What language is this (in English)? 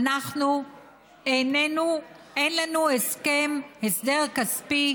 Hebrew